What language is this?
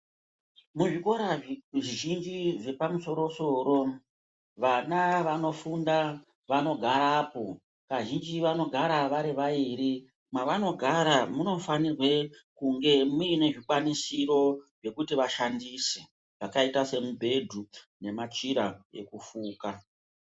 Ndau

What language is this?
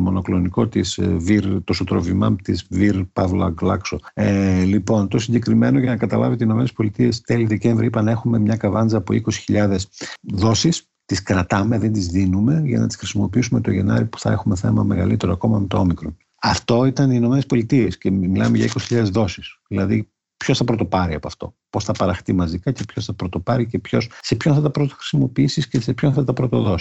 Greek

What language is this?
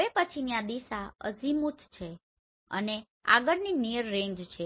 Gujarati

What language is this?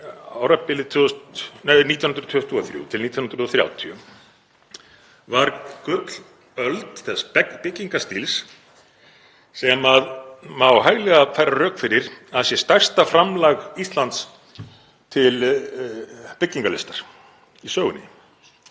Icelandic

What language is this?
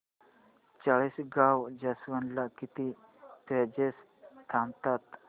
Marathi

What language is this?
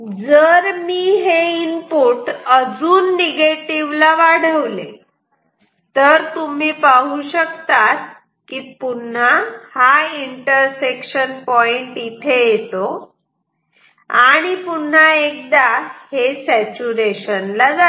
Marathi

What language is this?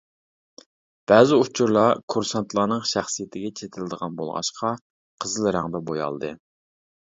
Uyghur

